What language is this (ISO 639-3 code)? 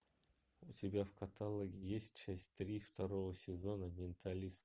rus